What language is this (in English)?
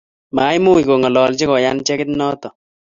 Kalenjin